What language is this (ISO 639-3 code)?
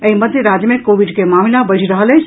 mai